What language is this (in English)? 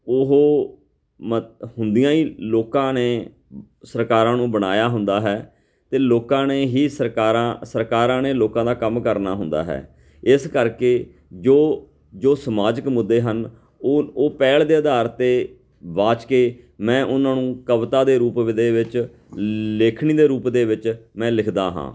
Punjabi